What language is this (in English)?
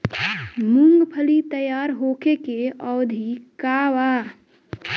Bhojpuri